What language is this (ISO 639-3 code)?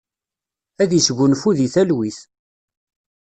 kab